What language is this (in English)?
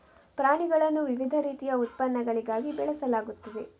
Kannada